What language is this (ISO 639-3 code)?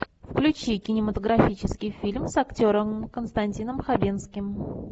rus